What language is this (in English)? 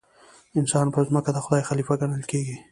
Pashto